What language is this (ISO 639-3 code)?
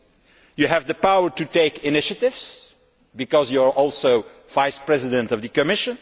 eng